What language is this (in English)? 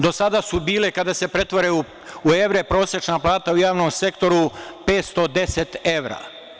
Serbian